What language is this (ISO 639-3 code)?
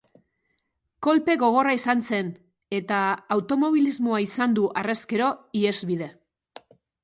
eus